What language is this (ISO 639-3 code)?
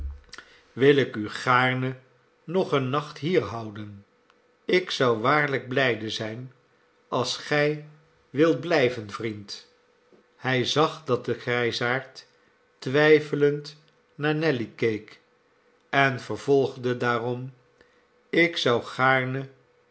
nld